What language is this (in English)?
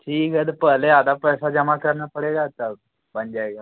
Hindi